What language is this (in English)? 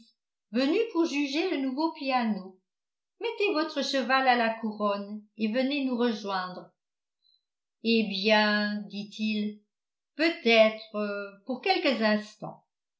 French